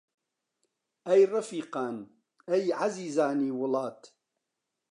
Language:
Central Kurdish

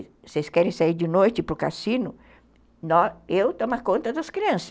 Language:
Portuguese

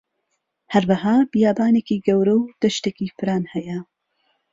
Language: Central Kurdish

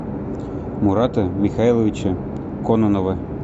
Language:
Russian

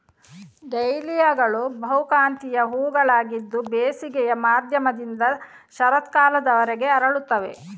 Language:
Kannada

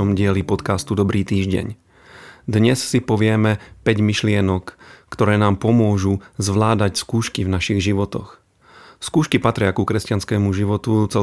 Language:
Slovak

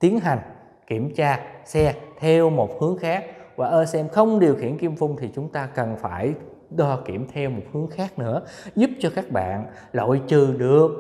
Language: Vietnamese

